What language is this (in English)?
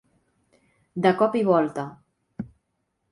Catalan